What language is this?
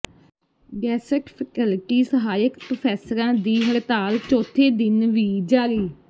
Punjabi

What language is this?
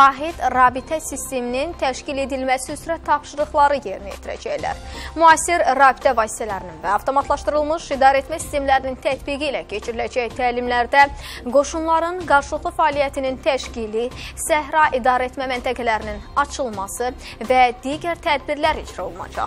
Turkish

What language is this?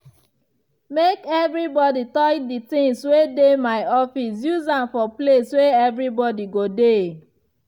Nigerian Pidgin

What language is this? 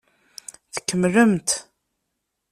Kabyle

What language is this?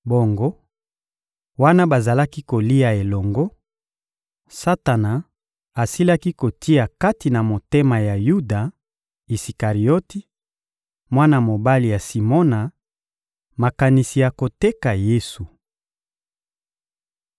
Lingala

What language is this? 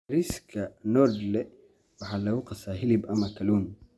Somali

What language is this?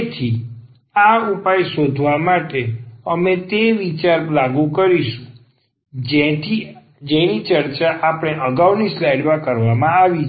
Gujarati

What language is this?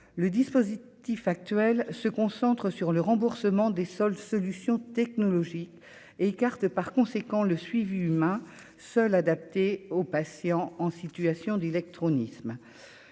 French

